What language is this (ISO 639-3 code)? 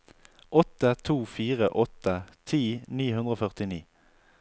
nor